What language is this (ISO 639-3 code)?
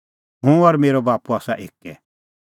kfx